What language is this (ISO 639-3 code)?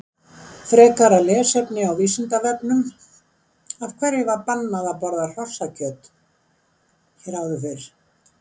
isl